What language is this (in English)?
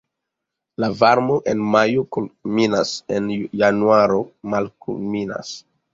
Esperanto